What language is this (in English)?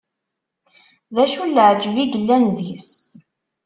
Kabyle